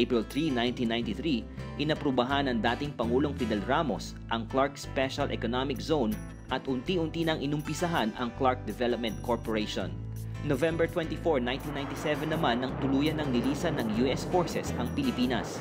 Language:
Filipino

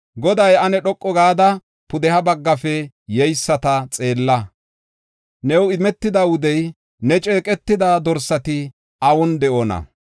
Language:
Gofa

